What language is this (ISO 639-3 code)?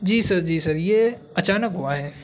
urd